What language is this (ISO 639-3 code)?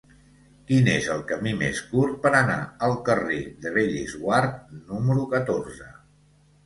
cat